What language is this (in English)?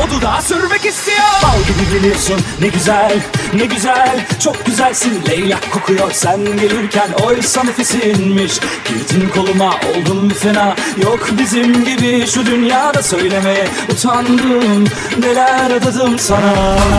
Turkish